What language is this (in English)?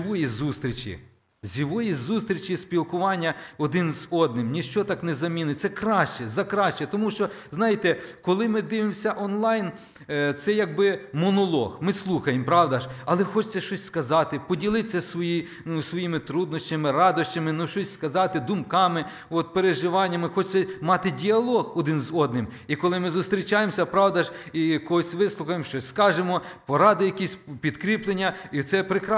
Ukrainian